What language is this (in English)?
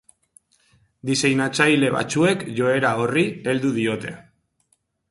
Basque